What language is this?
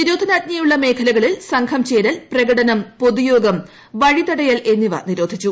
Malayalam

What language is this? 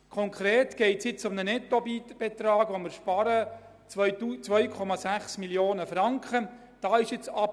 Swiss German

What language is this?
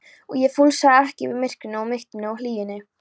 Icelandic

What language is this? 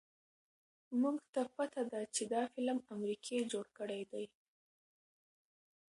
Pashto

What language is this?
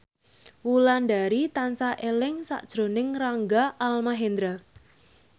Javanese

